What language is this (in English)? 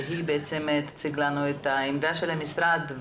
Hebrew